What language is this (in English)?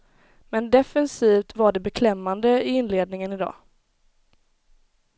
Swedish